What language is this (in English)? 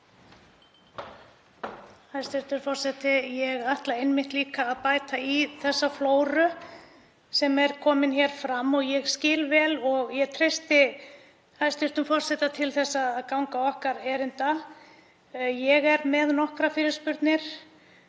Icelandic